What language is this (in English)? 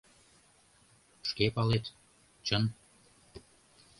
Mari